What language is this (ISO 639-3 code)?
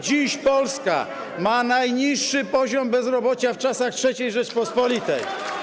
pol